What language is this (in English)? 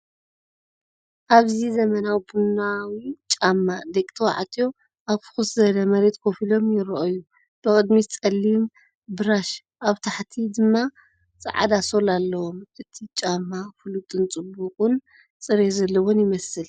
Tigrinya